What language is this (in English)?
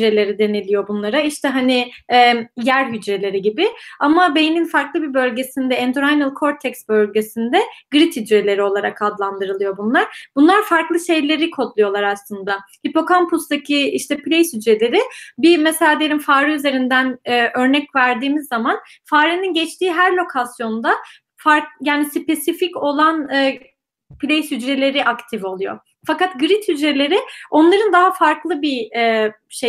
Turkish